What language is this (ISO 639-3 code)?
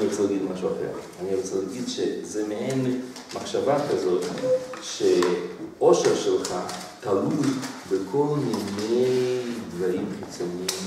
heb